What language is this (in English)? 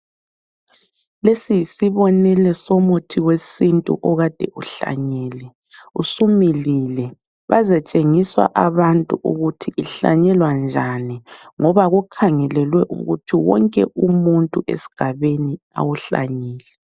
North Ndebele